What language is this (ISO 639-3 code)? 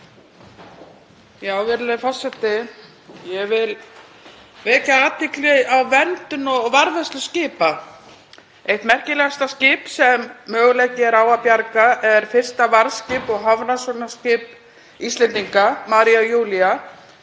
isl